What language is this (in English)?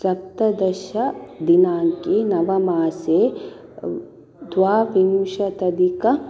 Sanskrit